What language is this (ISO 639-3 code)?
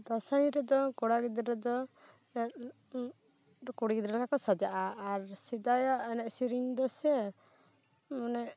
sat